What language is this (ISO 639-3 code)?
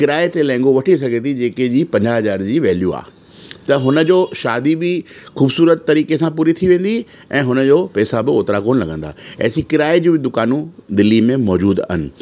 snd